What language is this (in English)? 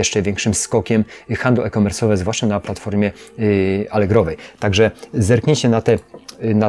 Polish